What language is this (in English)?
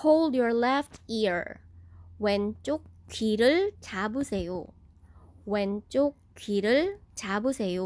Korean